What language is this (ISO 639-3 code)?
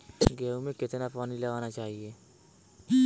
hin